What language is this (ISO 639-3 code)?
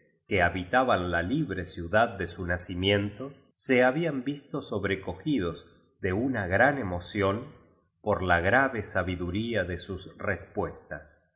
spa